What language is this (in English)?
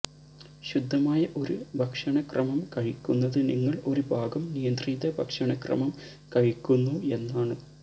Malayalam